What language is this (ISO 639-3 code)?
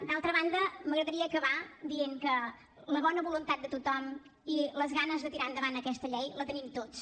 cat